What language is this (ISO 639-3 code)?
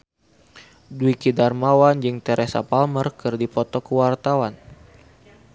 sun